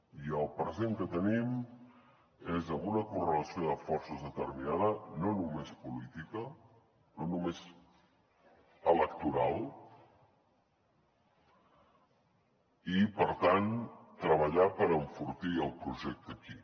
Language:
Catalan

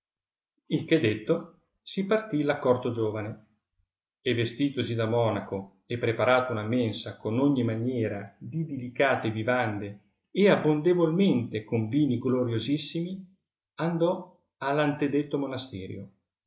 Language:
Italian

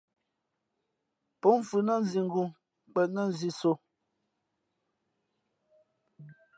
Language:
Fe'fe'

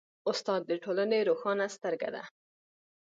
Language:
Pashto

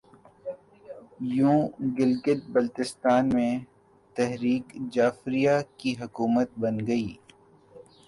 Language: Urdu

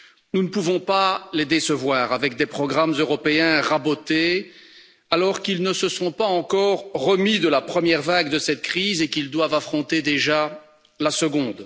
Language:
French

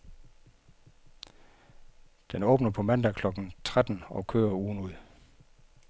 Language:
Danish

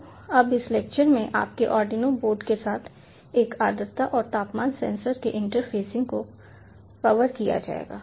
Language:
Hindi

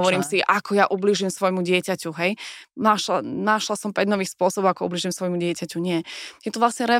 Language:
Slovak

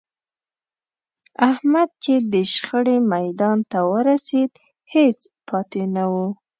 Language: Pashto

